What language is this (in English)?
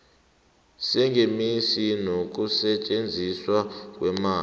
South Ndebele